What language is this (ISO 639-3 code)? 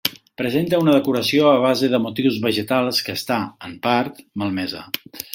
cat